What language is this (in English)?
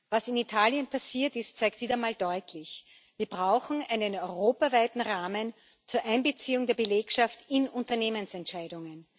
German